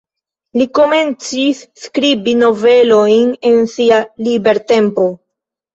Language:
Esperanto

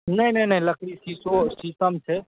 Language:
Maithili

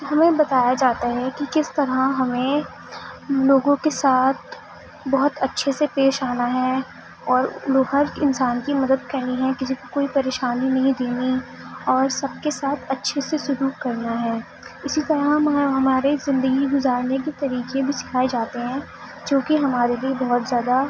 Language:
Urdu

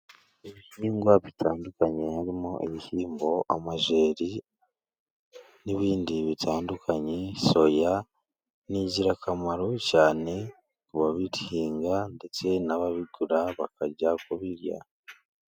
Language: Kinyarwanda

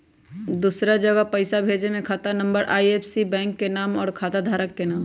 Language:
Magahi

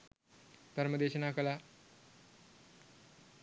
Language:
Sinhala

